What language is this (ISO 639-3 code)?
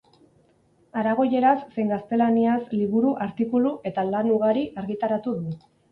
eus